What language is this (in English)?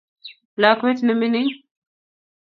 Kalenjin